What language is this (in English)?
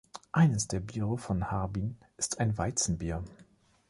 German